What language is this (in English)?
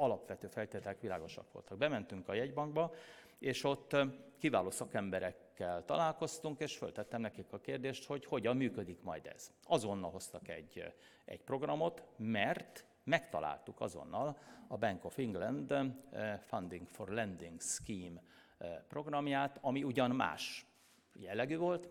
Hungarian